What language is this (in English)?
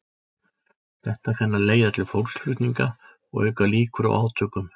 Icelandic